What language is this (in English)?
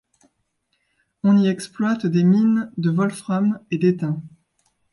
French